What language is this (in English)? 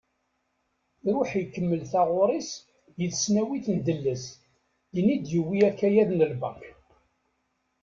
Kabyle